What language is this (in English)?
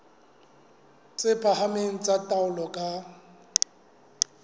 Southern Sotho